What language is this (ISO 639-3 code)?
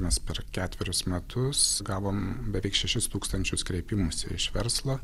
lit